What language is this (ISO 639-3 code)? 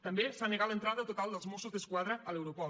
cat